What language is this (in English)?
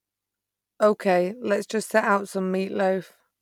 English